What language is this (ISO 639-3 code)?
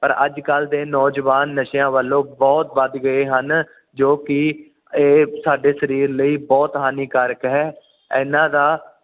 pan